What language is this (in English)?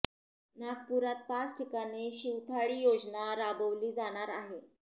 Marathi